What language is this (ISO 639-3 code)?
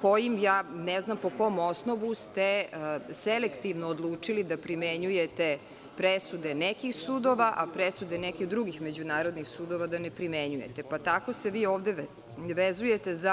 srp